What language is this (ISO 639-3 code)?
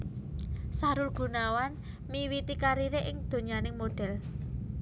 jav